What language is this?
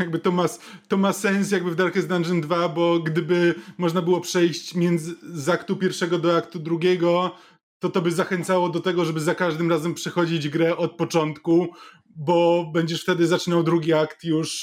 Polish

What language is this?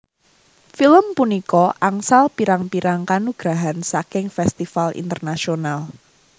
Javanese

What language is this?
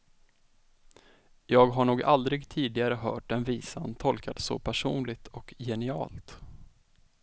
Swedish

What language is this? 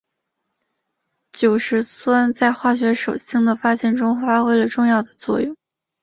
Chinese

